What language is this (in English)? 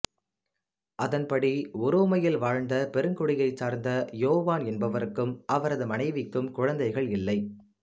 Tamil